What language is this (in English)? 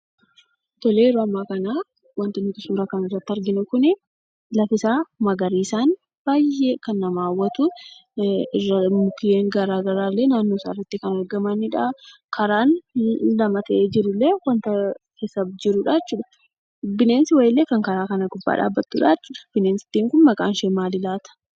Oromo